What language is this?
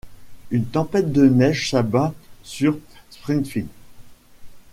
French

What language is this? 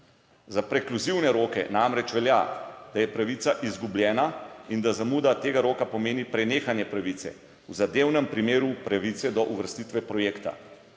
Slovenian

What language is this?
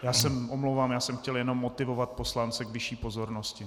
Czech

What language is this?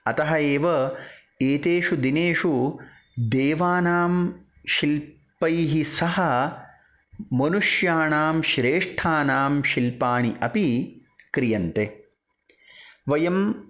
Sanskrit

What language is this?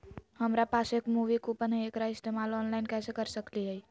Magahi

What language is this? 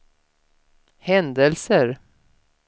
Swedish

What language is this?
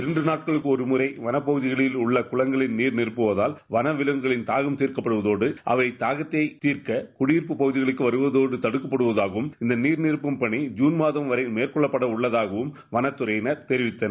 Tamil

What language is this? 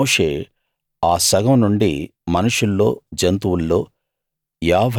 Telugu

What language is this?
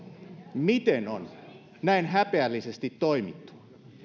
Finnish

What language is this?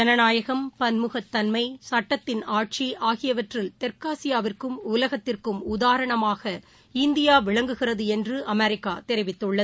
Tamil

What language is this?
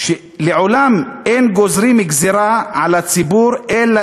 Hebrew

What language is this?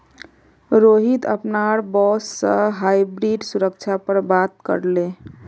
Magahi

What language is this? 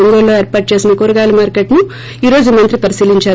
Telugu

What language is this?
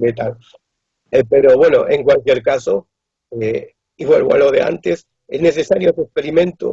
Spanish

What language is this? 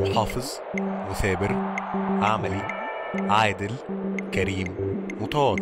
Arabic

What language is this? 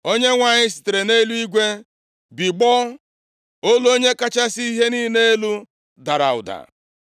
Igbo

